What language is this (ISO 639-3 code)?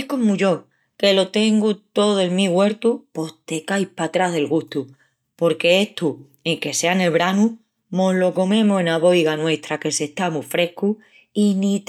ext